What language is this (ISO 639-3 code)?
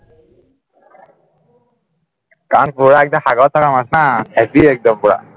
asm